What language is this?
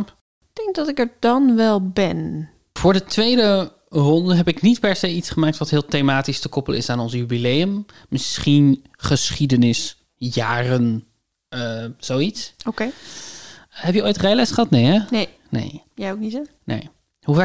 Dutch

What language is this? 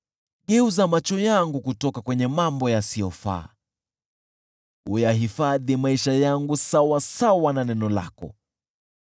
Swahili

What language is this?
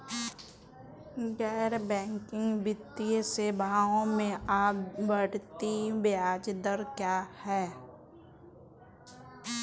Hindi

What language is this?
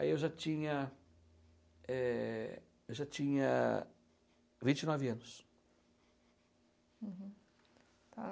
Portuguese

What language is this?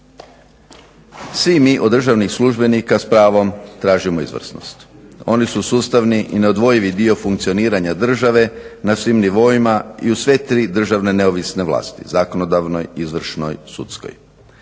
Croatian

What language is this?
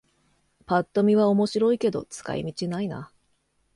Japanese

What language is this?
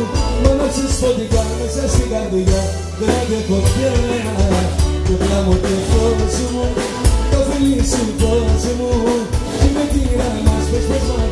Greek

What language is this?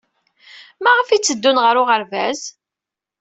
Kabyle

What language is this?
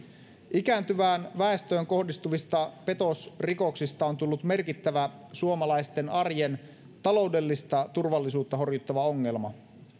Finnish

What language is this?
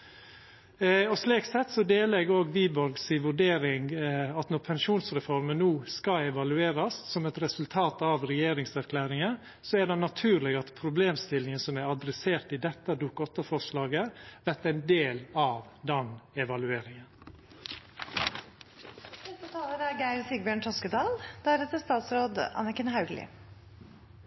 Norwegian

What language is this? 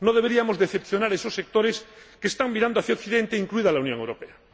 Spanish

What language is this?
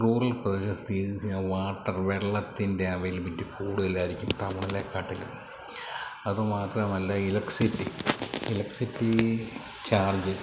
Malayalam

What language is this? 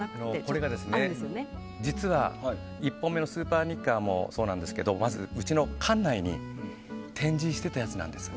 Japanese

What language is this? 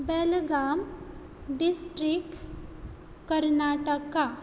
Konkani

